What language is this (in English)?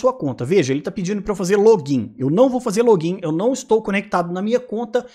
Portuguese